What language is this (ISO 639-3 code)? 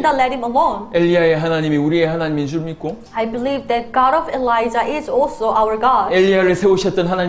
kor